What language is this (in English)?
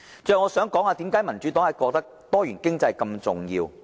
Cantonese